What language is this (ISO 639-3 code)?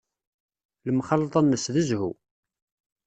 kab